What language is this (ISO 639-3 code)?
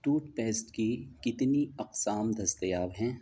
urd